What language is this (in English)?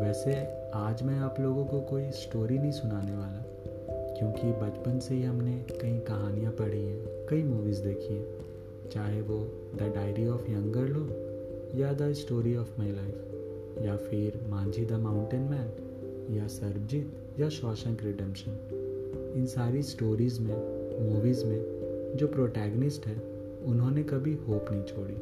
Hindi